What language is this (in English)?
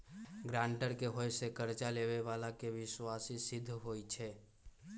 Magahi